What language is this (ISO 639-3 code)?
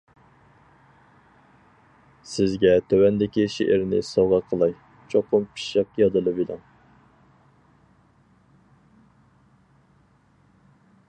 uig